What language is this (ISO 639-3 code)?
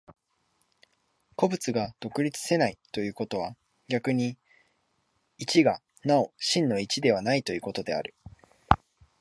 jpn